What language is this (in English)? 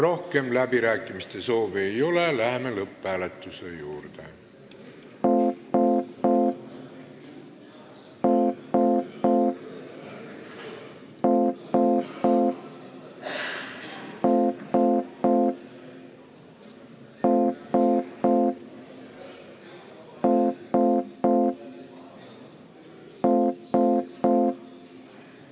Estonian